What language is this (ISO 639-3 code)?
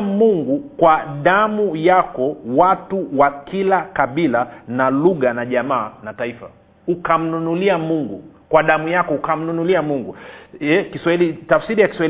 swa